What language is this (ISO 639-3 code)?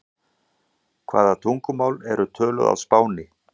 isl